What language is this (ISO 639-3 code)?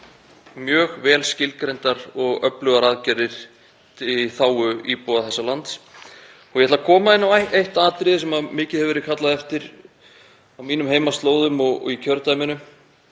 isl